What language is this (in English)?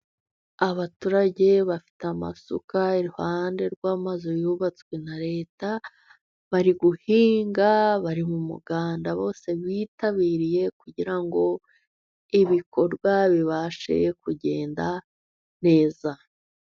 Kinyarwanda